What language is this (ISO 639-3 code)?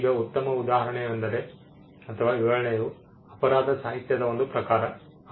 kan